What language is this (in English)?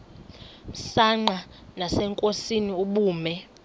Xhosa